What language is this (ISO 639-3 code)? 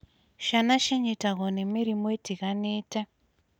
kik